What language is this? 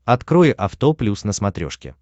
Russian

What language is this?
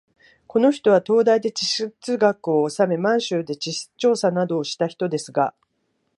Japanese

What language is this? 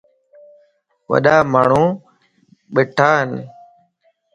Lasi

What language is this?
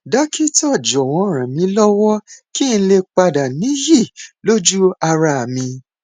Yoruba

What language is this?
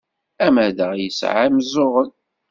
Kabyle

